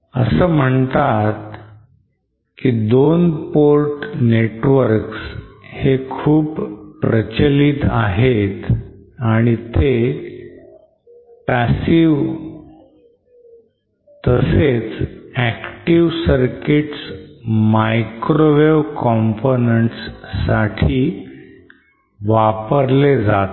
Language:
Marathi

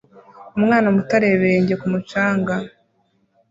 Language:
Kinyarwanda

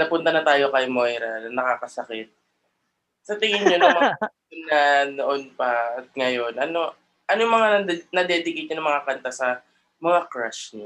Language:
Filipino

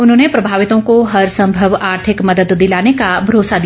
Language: Hindi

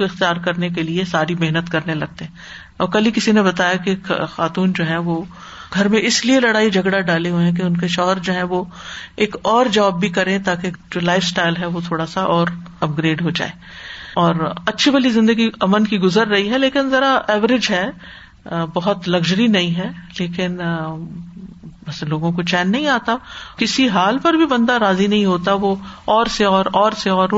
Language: Urdu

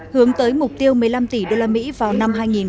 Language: Vietnamese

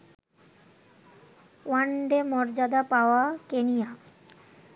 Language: Bangla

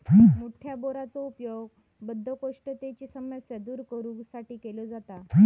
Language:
Marathi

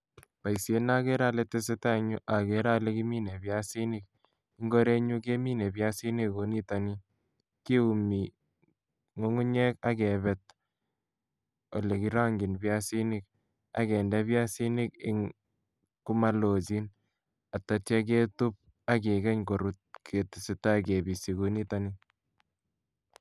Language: Kalenjin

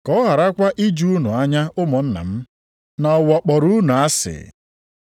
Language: Igbo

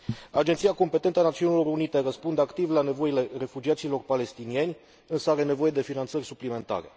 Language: Romanian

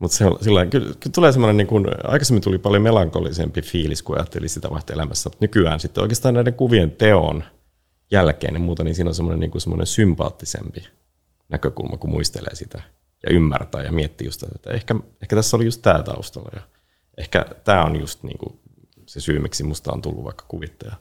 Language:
Finnish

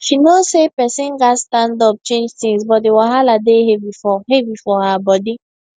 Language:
Nigerian Pidgin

